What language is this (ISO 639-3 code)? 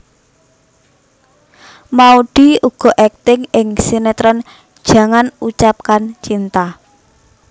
jav